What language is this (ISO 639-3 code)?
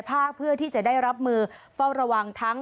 tha